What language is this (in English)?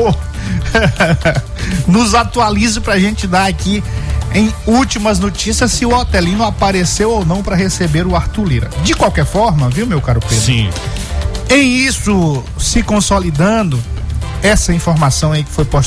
Portuguese